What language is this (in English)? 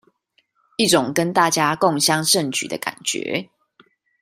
Chinese